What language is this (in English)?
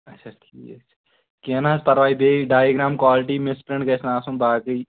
Kashmiri